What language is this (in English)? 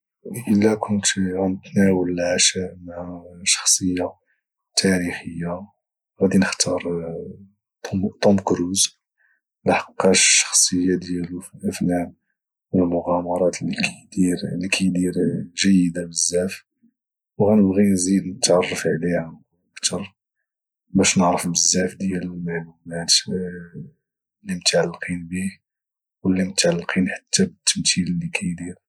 Moroccan Arabic